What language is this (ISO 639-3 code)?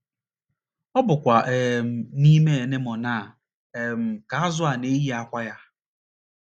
ibo